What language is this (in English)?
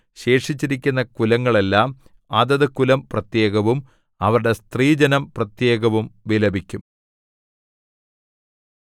Malayalam